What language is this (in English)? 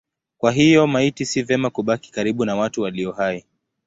Swahili